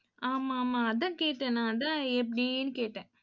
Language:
Tamil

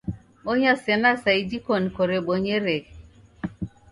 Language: Taita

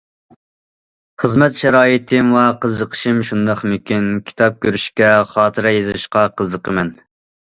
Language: Uyghur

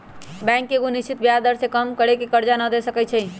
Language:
Magahi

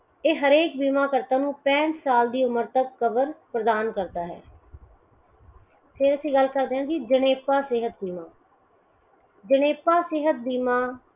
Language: Punjabi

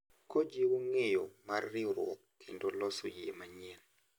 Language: Luo (Kenya and Tanzania)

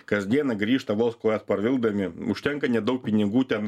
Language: Lithuanian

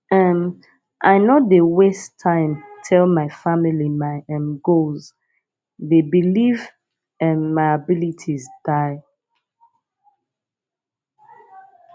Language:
Nigerian Pidgin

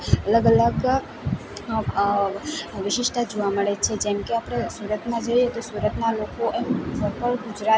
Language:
Gujarati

